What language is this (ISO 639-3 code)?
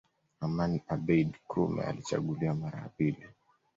swa